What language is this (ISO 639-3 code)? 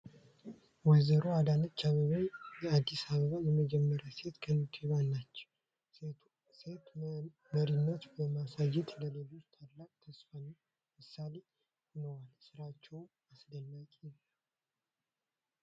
amh